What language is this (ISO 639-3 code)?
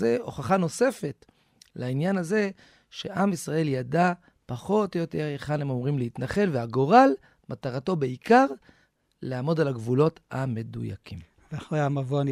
heb